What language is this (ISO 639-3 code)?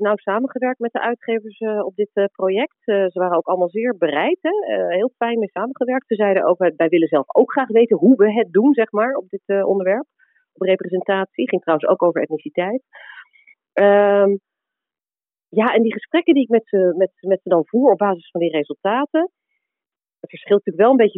nld